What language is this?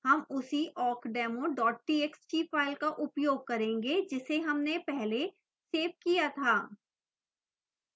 Hindi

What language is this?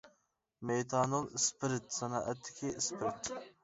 Uyghur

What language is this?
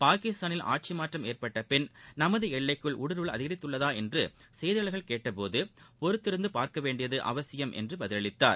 Tamil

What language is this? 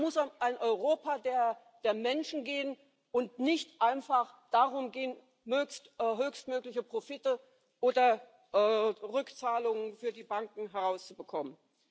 German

